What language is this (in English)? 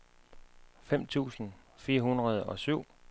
Danish